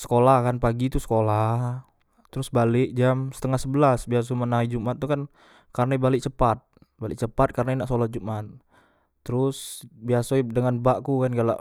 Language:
Musi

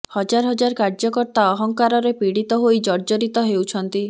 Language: Odia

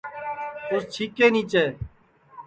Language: Sansi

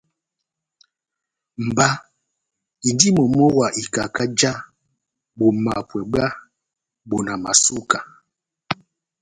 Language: Batanga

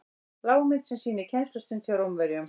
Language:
Icelandic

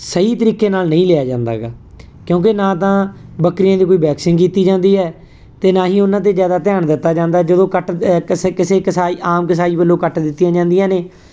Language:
Punjabi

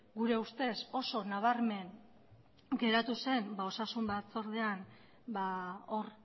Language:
Basque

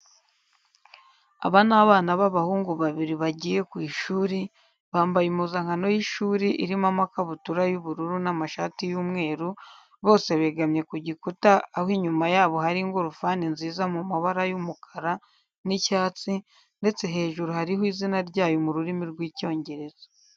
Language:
Kinyarwanda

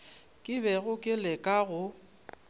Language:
Northern Sotho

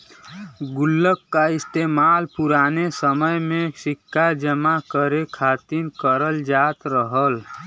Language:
Bhojpuri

